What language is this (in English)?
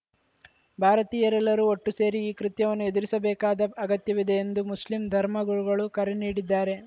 Kannada